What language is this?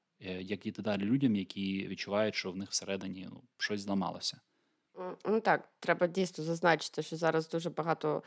Ukrainian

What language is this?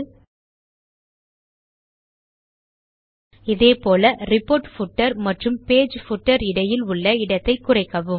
Tamil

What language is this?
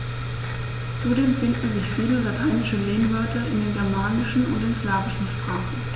German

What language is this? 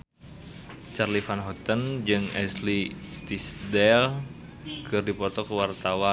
Sundanese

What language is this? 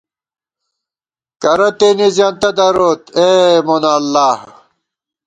Gawar-Bati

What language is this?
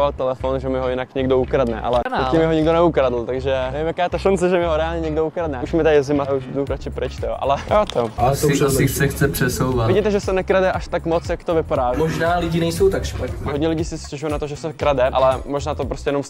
Czech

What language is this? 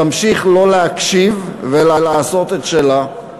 Hebrew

